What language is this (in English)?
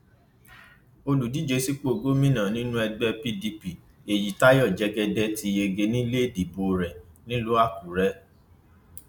Yoruba